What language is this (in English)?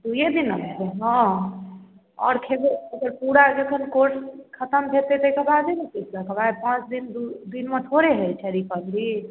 Maithili